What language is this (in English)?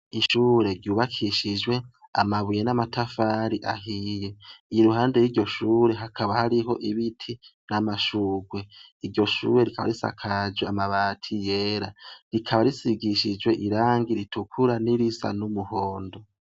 Rundi